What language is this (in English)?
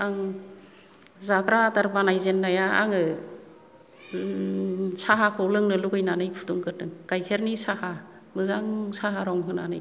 Bodo